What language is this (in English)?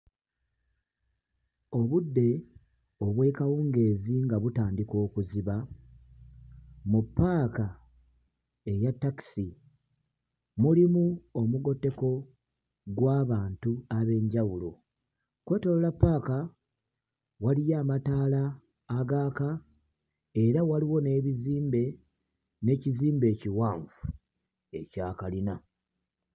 Ganda